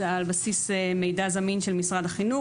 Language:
Hebrew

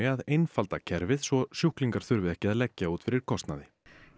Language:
Icelandic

